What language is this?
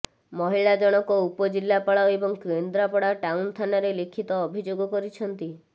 Odia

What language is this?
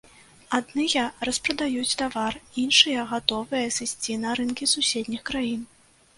Belarusian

